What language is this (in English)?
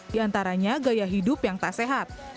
Indonesian